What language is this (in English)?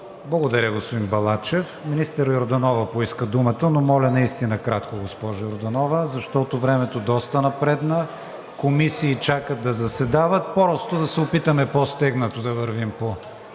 Bulgarian